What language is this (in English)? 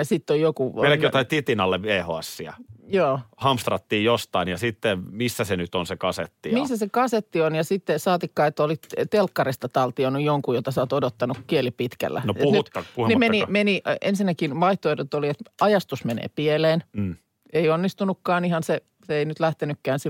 Finnish